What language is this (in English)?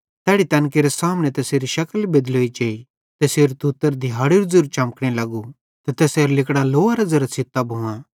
Bhadrawahi